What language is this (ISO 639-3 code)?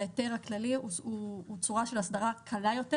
heb